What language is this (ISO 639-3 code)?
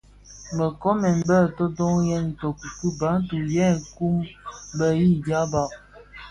ksf